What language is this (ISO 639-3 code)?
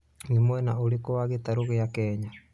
kik